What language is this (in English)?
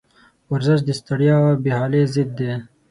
Pashto